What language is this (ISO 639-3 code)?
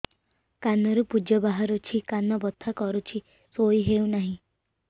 ori